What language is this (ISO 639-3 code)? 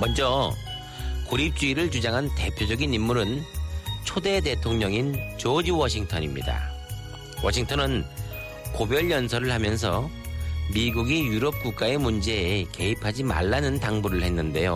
kor